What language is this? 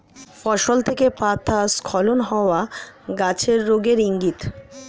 Bangla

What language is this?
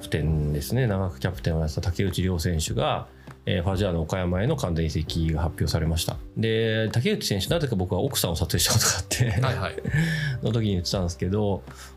Japanese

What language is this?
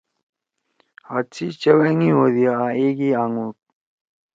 Torwali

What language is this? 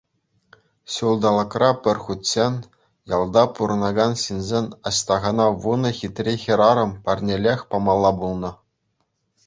Chuvash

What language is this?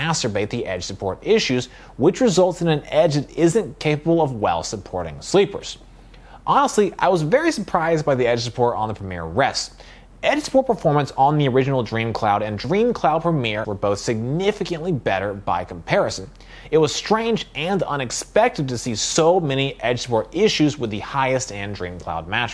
English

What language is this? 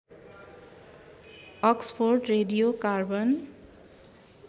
Nepali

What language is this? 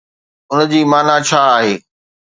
Sindhi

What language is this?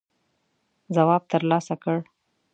Pashto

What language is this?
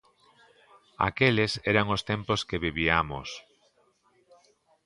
Galician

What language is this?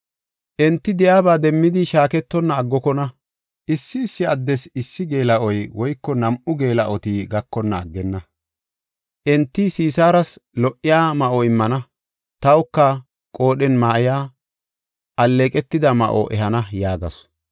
Gofa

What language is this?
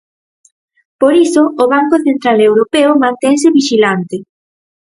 Galician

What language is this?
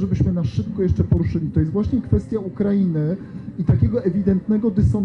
Polish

